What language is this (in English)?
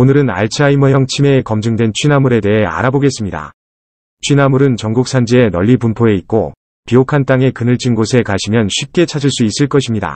Korean